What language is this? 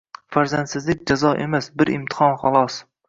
Uzbek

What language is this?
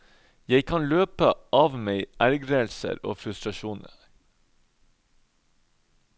Norwegian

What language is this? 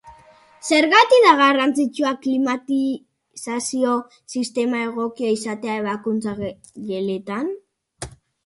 Basque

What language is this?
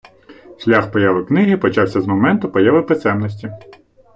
Ukrainian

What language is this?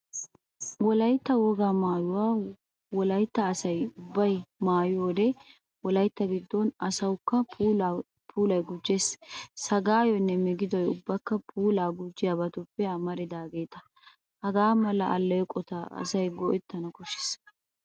Wolaytta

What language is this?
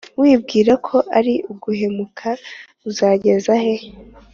Kinyarwanda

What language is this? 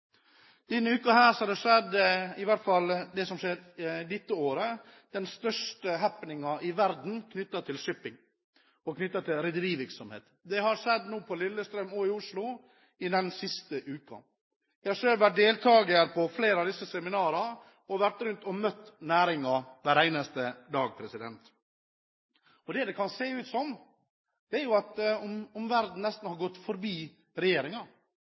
Norwegian Bokmål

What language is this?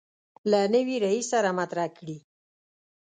Pashto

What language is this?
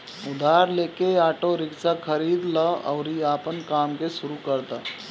Bhojpuri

